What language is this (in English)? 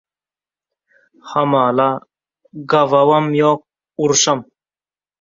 Turkmen